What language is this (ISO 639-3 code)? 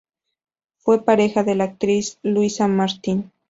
spa